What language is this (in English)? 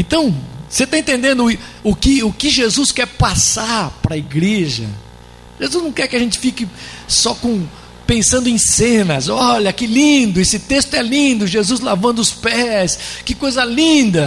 Portuguese